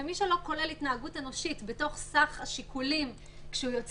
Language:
Hebrew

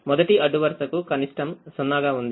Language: Telugu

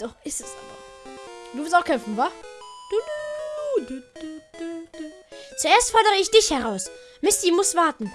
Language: German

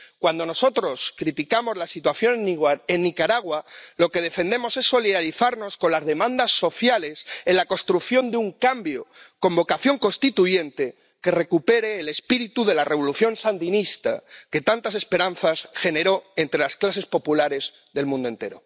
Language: Spanish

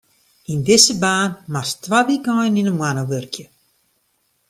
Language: Western Frisian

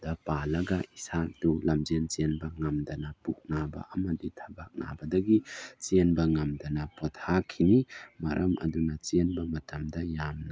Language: Manipuri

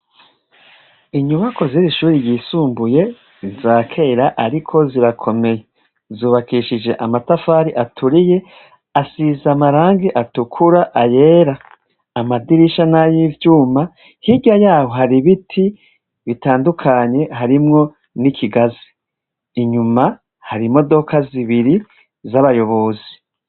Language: Rundi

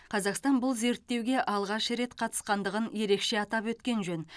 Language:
Kazakh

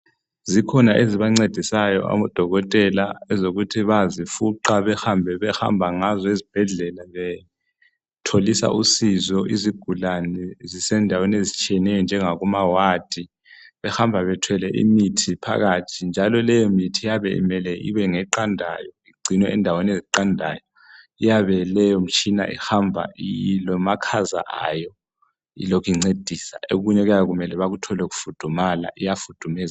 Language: North Ndebele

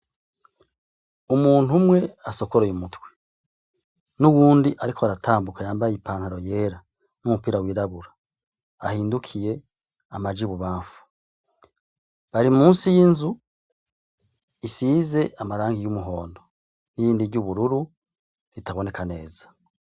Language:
Rundi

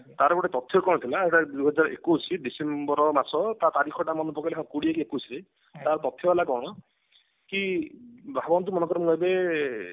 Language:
Odia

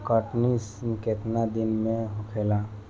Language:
Bhojpuri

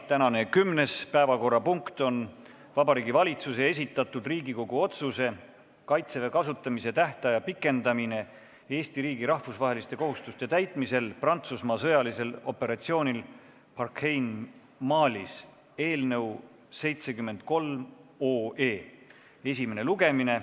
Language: Estonian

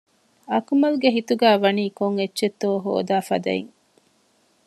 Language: Divehi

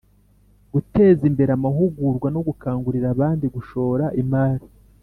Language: Kinyarwanda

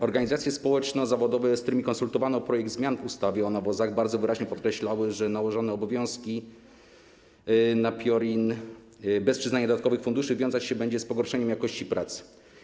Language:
Polish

